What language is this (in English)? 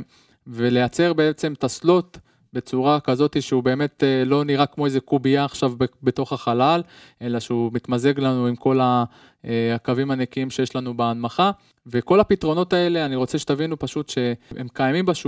Hebrew